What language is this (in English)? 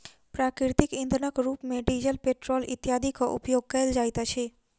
Maithili